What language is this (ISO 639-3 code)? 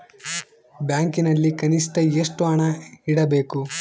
kan